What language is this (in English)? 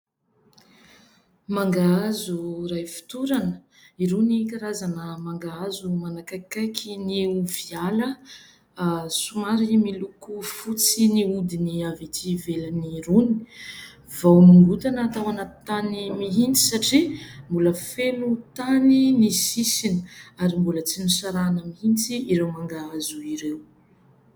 Malagasy